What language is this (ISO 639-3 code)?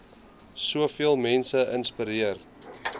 afr